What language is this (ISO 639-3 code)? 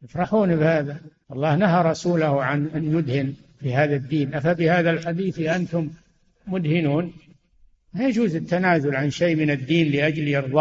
ara